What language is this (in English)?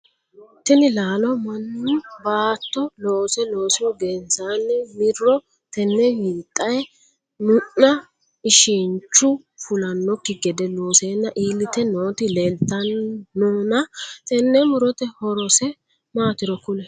Sidamo